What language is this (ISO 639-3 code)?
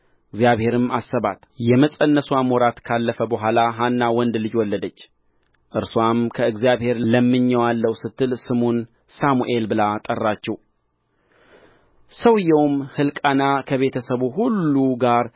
amh